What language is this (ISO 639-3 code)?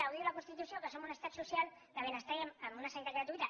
cat